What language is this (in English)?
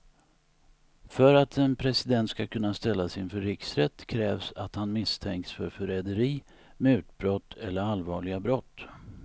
Swedish